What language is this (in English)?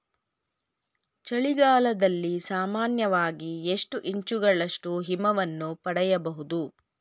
Kannada